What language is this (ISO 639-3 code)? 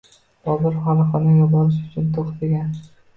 uzb